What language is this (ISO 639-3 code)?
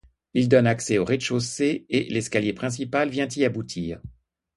fra